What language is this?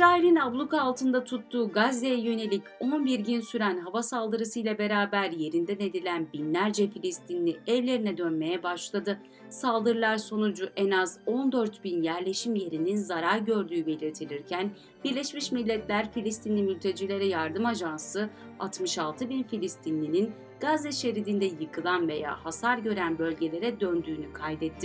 Turkish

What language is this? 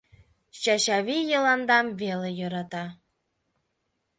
Mari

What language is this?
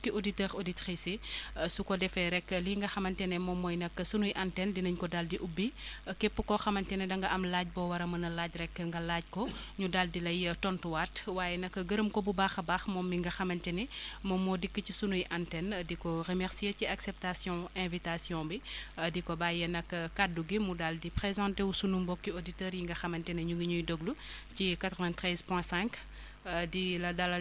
Wolof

